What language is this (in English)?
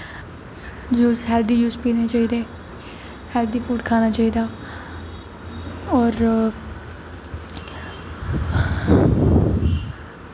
Dogri